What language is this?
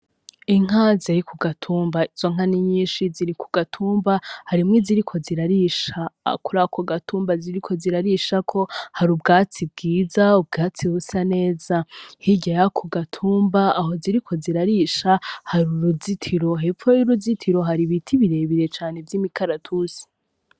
Rundi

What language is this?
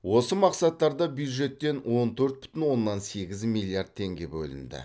Kazakh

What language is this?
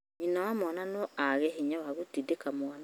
Kikuyu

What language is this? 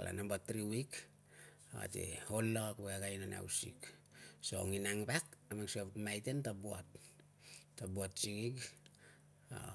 Tungag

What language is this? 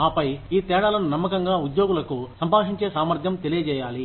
Telugu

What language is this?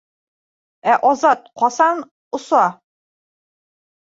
Bashkir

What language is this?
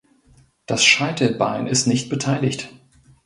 German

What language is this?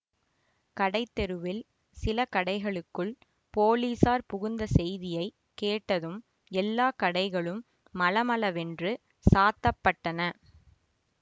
Tamil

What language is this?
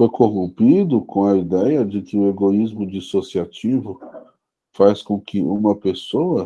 Portuguese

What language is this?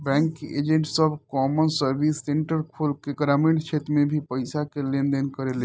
Bhojpuri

